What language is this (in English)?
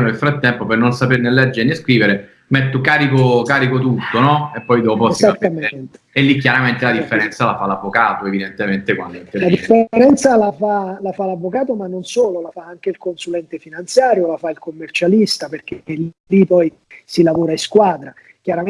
Italian